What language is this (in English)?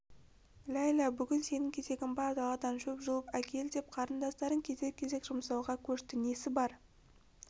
Kazakh